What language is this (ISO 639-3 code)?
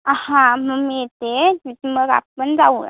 mar